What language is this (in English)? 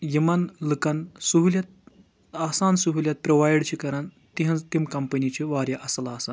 Kashmiri